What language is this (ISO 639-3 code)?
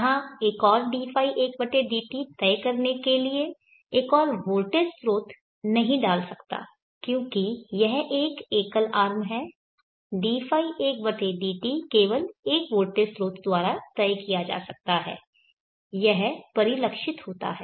hin